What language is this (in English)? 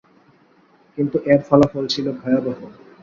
Bangla